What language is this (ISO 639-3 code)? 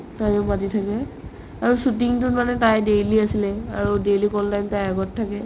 asm